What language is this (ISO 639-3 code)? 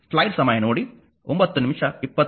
kan